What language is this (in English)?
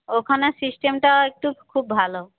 Bangla